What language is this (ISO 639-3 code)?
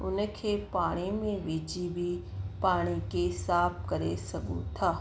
snd